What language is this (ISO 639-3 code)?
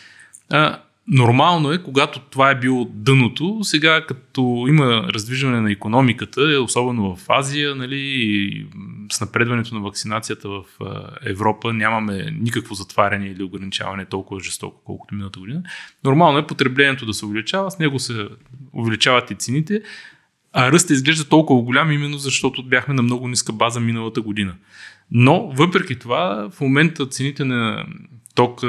bul